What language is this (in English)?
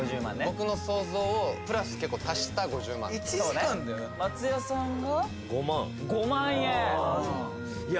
Japanese